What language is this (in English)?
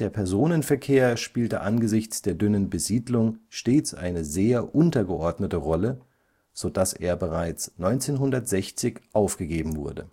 German